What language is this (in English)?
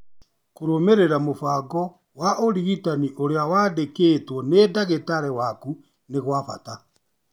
Kikuyu